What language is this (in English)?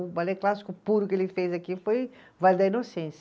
Portuguese